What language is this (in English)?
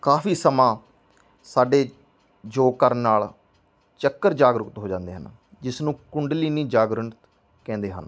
Punjabi